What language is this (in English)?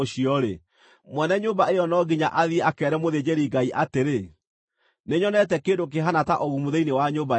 Kikuyu